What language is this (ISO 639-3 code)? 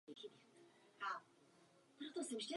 ces